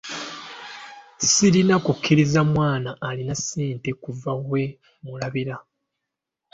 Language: Ganda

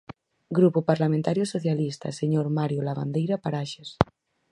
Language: Galician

